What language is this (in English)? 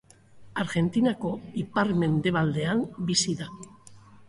Basque